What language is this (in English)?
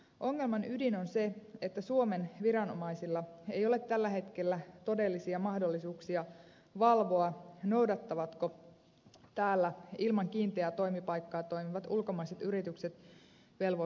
Finnish